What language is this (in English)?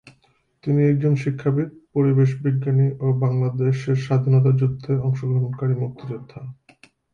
Bangla